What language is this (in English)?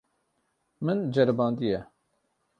Kurdish